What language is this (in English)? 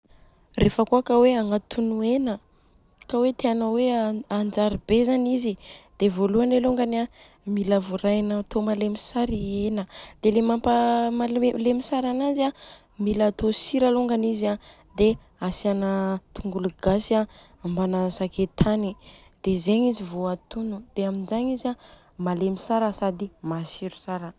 Southern Betsimisaraka Malagasy